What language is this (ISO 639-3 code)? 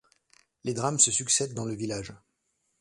fra